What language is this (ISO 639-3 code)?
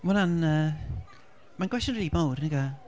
cym